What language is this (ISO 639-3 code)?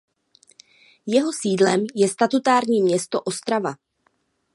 ces